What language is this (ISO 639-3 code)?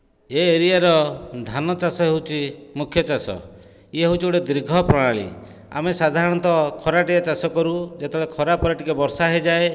ori